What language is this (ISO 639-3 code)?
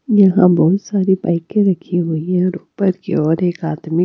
hin